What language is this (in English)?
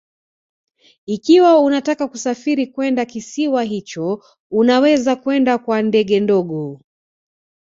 Swahili